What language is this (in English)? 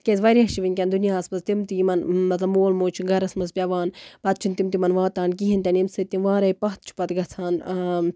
Kashmiri